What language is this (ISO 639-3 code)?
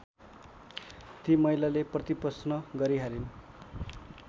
nep